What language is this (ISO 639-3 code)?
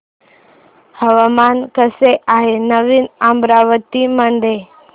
mar